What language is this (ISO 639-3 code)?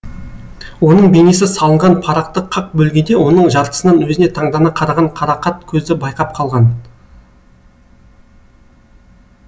kaz